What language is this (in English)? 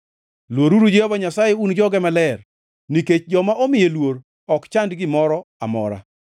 Luo (Kenya and Tanzania)